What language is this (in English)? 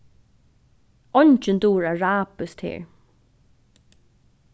Faroese